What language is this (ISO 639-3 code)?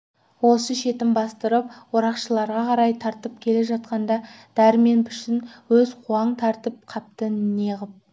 kaz